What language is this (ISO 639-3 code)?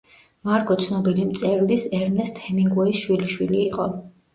kat